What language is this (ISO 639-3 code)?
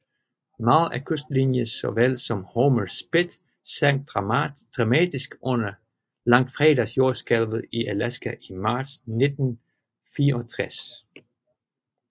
dan